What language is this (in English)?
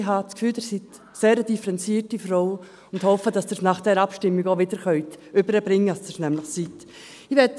Swiss German